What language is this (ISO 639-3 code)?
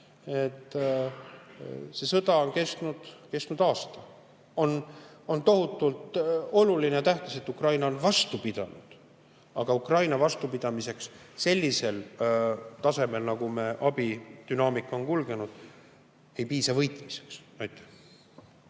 est